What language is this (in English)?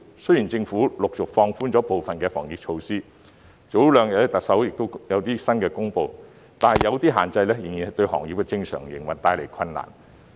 Cantonese